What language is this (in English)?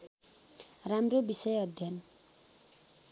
Nepali